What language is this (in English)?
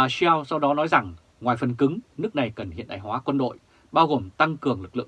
Vietnamese